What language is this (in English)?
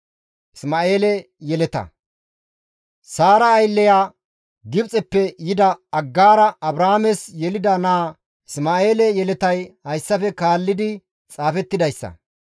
Gamo